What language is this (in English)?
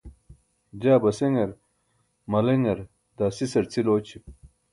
Burushaski